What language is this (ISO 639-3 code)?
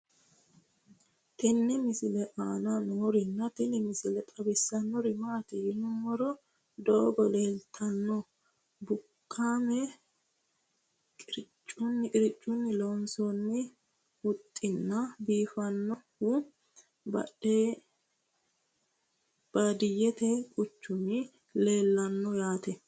sid